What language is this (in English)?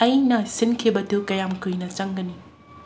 Manipuri